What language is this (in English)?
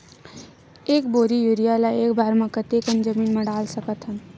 Chhattisgarhi